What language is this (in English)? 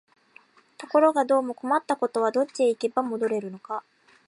Japanese